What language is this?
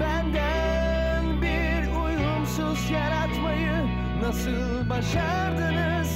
Turkish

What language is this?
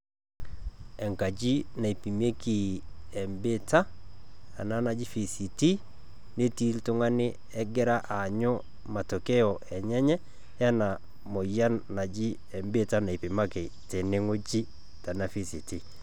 Masai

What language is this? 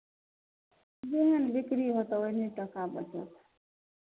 Maithili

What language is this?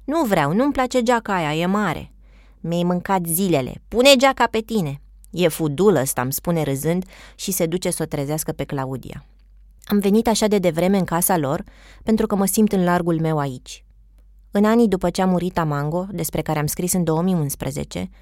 Romanian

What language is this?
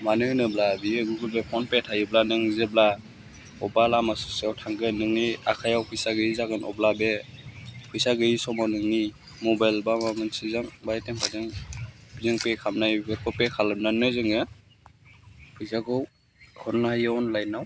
Bodo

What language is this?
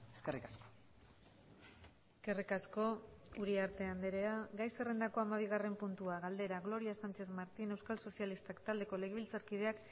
Basque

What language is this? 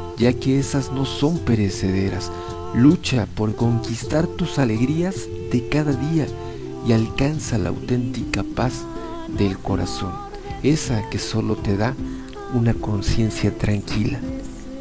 Spanish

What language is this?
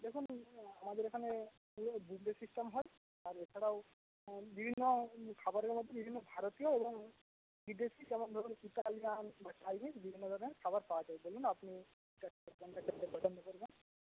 Bangla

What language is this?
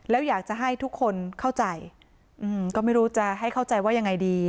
Thai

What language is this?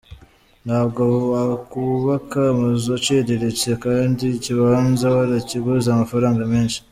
Kinyarwanda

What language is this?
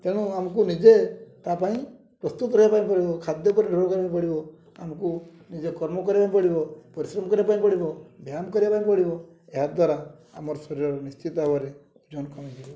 Odia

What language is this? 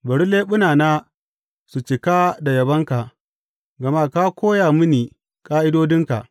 Hausa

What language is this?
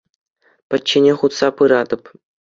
Chuvash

